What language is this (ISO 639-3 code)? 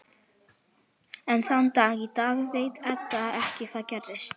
isl